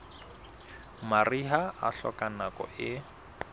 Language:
Southern Sotho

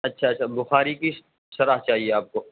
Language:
Urdu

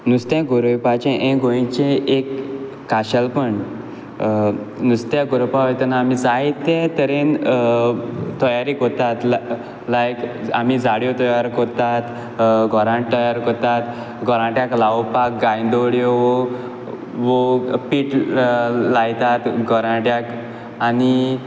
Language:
Konkani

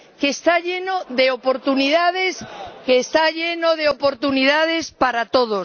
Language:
Spanish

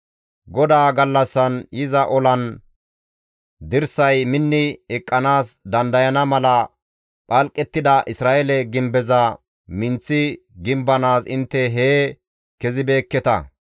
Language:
Gamo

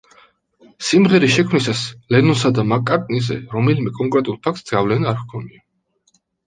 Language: Georgian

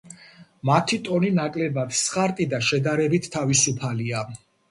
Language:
Georgian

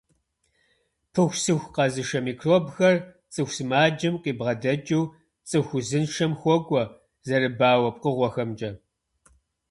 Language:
Kabardian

